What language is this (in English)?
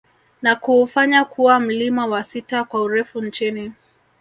Swahili